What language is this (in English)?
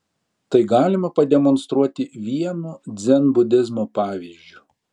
Lithuanian